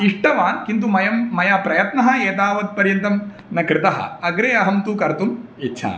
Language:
Sanskrit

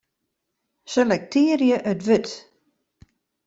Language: Western Frisian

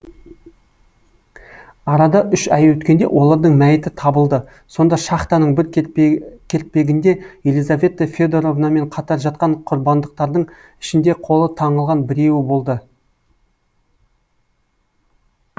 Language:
Kazakh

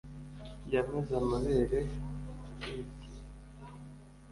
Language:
Kinyarwanda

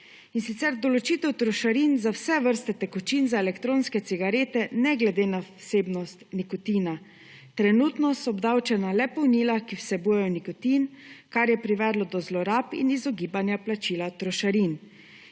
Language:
Slovenian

